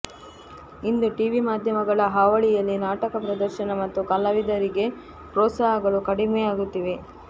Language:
Kannada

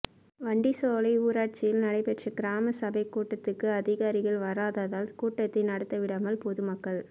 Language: Tamil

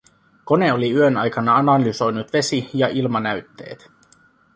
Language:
Finnish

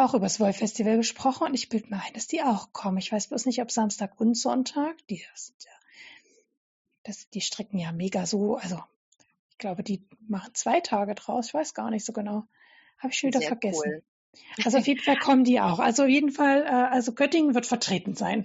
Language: German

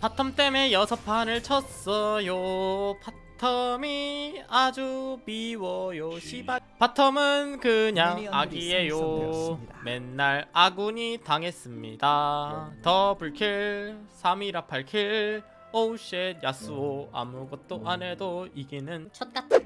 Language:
Korean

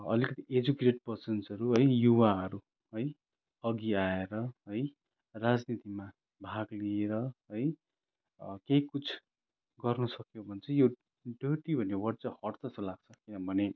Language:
Nepali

